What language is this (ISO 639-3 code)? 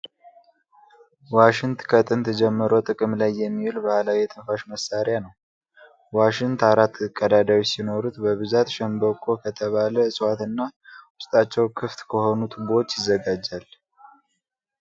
amh